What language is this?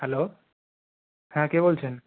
Bangla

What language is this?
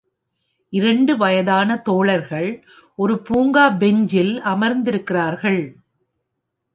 Tamil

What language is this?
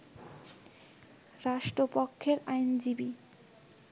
Bangla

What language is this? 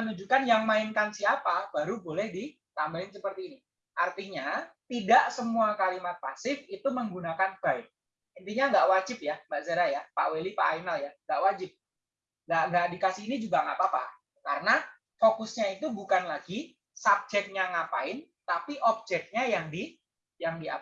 Indonesian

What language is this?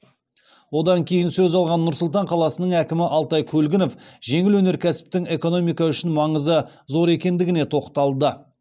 Kazakh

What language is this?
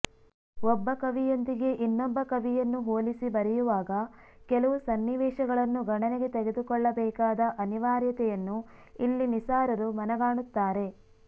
Kannada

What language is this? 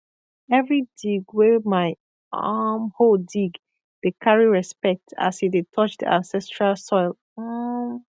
Nigerian Pidgin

